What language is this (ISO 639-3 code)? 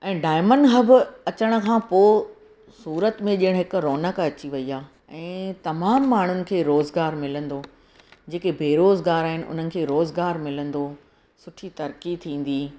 snd